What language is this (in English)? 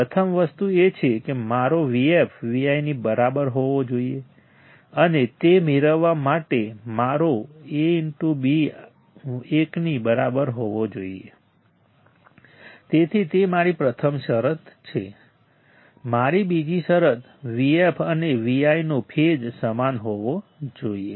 Gujarati